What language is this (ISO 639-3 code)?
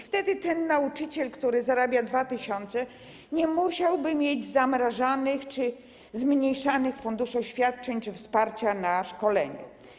pol